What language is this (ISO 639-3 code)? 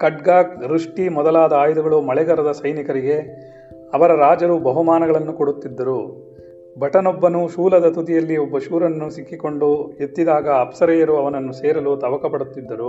kan